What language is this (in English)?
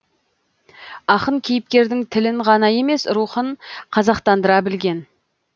Kazakh